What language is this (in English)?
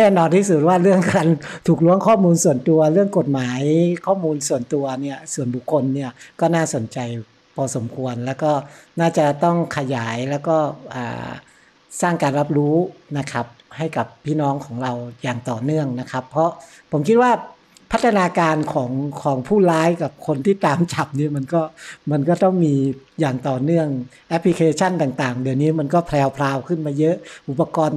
Thai